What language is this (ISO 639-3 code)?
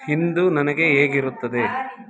kan